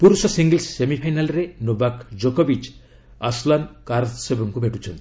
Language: Odia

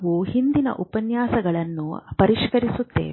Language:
Kannada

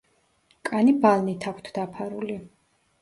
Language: Georgian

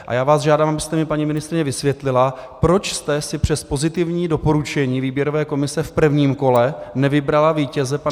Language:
Czech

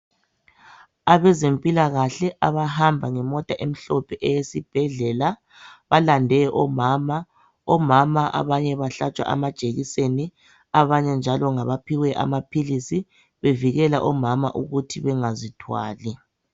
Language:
North Ndebele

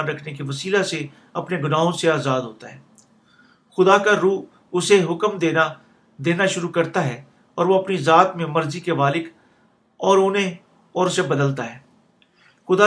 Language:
Urdu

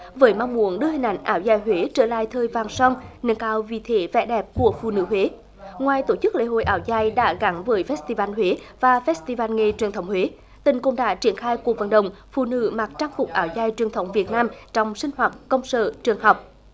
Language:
Vietnamese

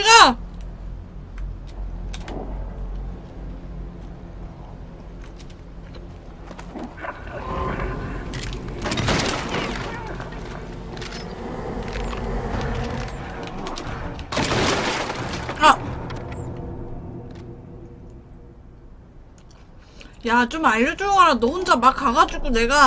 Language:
Korean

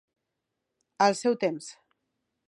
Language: Catalan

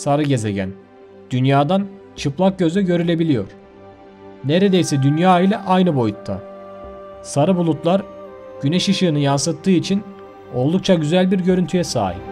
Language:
Turkish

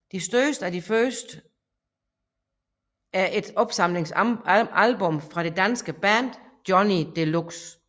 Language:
Danish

